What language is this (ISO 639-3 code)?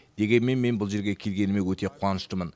kaz